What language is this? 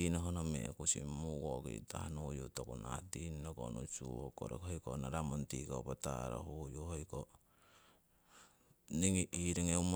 Siwai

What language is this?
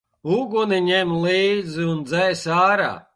Latvian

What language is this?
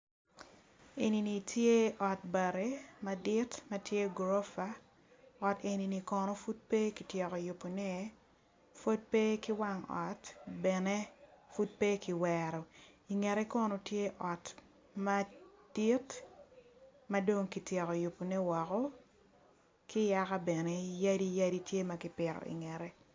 Acoli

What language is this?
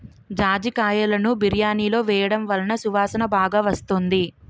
Telugu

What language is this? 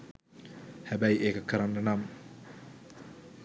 Sinhala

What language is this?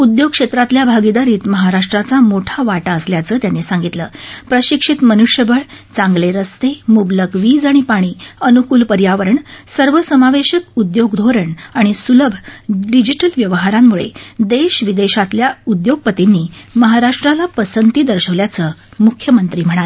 Marathi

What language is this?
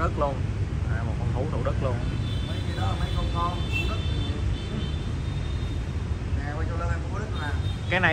Vietnamese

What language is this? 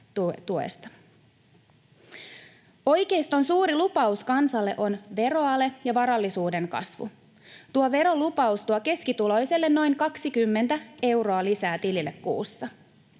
Finnish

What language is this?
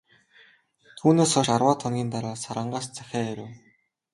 Mongolian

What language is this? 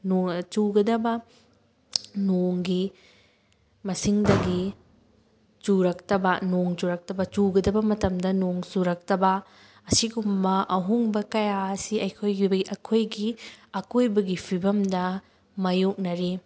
Manipuri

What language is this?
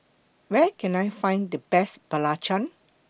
English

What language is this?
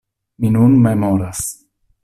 Esperanto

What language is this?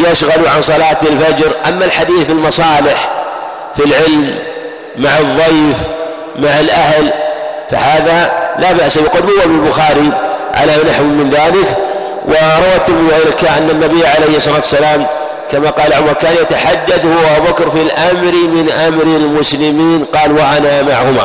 Arabic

